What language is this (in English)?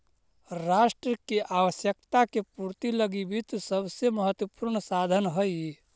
Magahi